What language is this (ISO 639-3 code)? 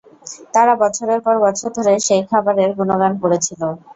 ben